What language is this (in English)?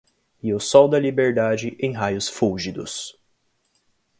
Portuguese